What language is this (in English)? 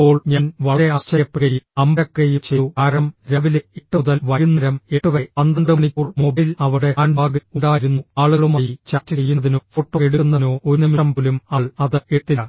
Malayalam